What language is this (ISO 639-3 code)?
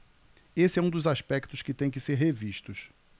por